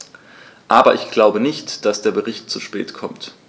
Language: German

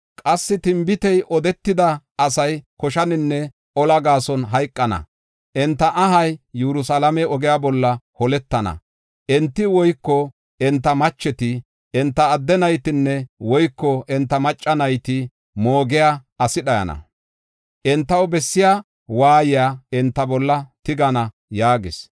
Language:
Gofa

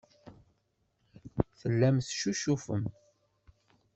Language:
Kabyle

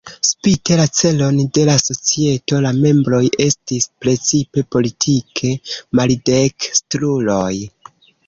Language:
Esperanto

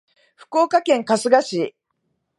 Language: Japanese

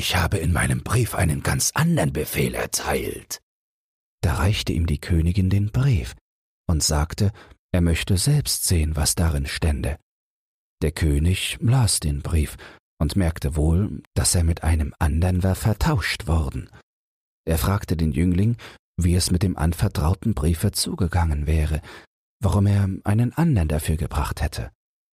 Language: German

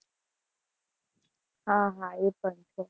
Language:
Gujarati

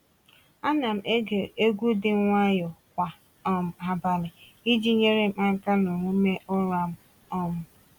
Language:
Igbo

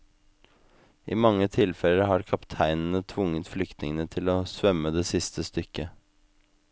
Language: Norwegian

